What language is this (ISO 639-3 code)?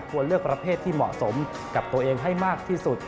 tha